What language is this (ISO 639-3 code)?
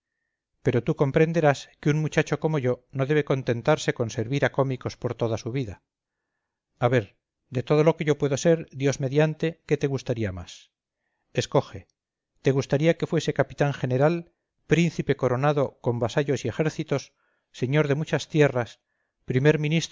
spa